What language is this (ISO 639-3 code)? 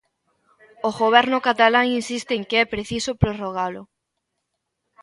glg